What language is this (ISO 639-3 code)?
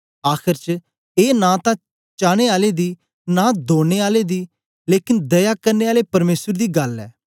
doi